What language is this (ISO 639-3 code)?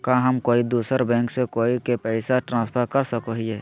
mag